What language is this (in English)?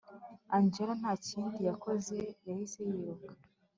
Kinyarwanda